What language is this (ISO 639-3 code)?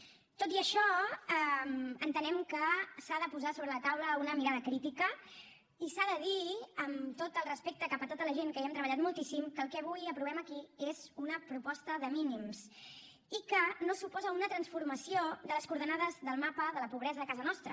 cat